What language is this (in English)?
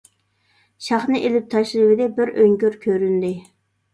Uyghur